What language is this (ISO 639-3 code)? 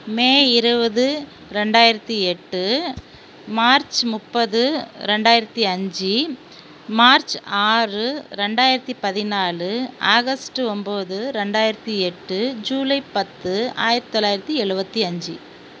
tam